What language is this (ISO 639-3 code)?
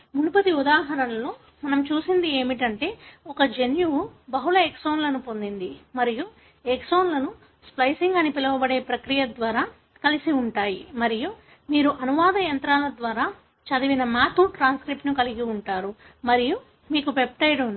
tel